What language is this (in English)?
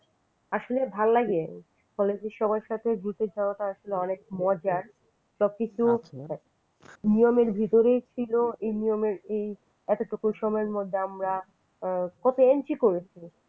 Bangla